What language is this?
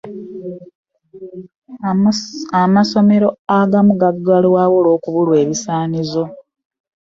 Ganda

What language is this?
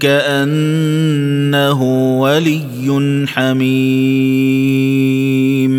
Arabic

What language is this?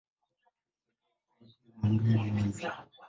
Swahili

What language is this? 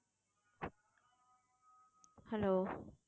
Tamil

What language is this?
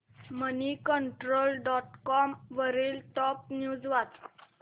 Marathi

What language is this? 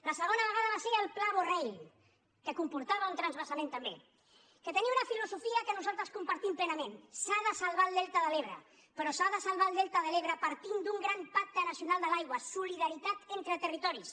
Catalan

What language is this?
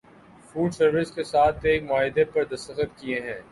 Urdu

